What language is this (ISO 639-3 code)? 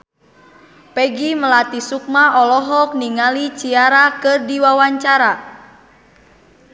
sun